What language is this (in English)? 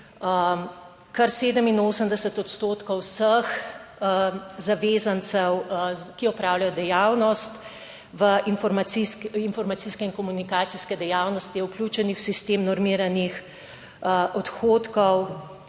Slovenian